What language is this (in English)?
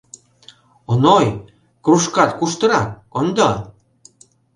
Mari